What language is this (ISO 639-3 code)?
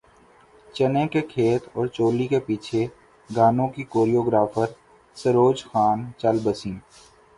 urd